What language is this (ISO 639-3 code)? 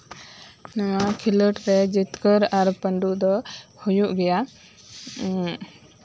sat